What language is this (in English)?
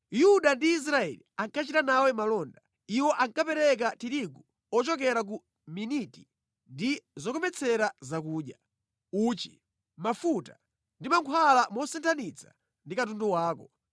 Nyanja